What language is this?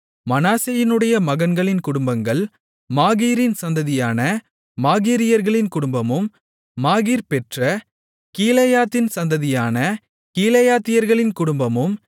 Tamil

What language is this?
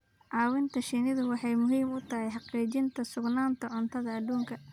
Somali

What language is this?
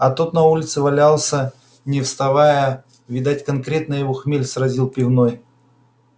Russian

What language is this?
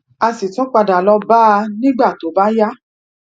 Yoruba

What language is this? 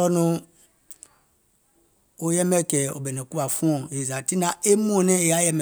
Gola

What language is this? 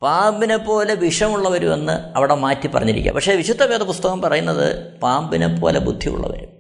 Malayalam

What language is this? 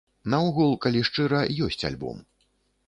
Belarusian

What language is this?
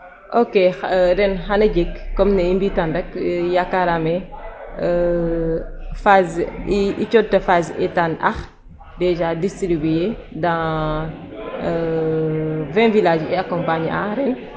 Serer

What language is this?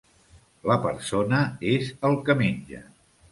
Catalan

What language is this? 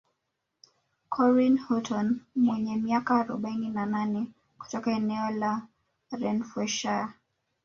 Swahili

